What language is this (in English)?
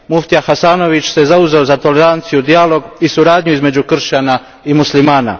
Croatian